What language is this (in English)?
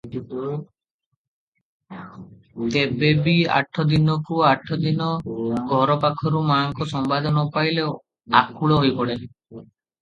Odia